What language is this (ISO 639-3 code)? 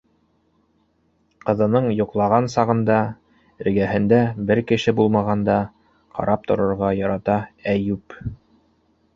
bak